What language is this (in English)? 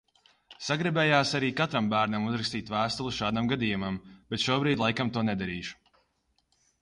Latvian